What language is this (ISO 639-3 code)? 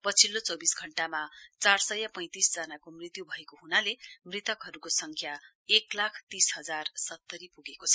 nep